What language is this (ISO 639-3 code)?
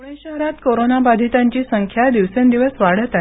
mar